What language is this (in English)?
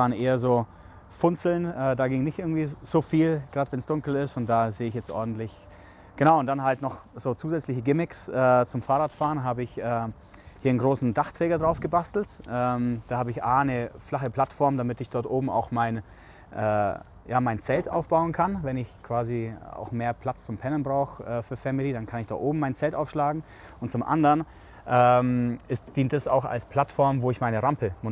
German